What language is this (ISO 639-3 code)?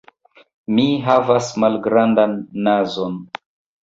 epo